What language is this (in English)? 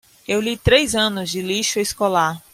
Portuguese